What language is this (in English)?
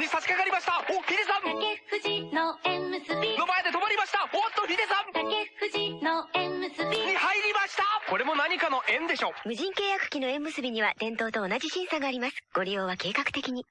Japanese